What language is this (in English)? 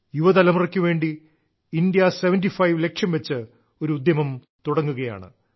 Malayalam